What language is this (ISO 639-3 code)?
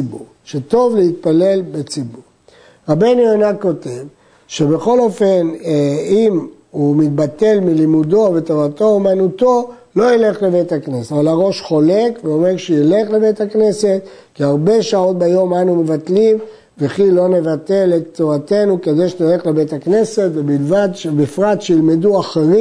heb